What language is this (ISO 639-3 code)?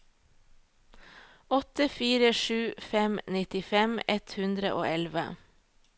nor